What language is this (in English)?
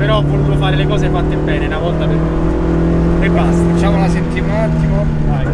Italian